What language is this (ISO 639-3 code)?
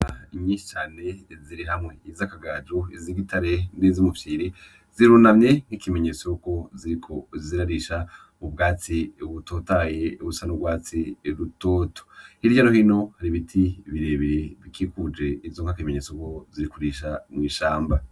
run